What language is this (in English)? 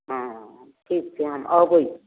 Maithili